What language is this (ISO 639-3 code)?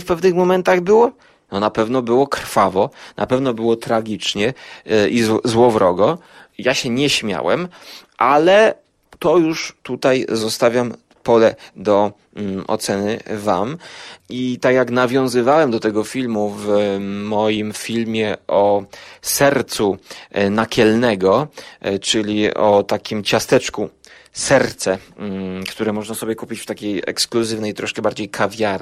pol